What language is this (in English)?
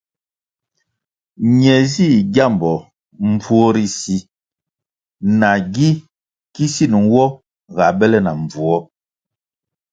Kwasio